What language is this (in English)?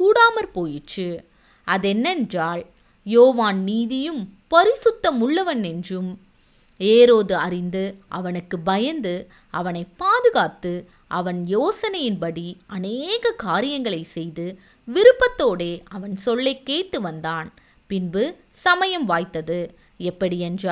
Tamil